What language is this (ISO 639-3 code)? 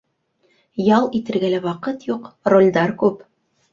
bak